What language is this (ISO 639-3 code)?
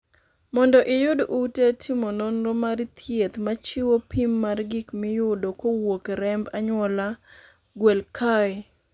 luo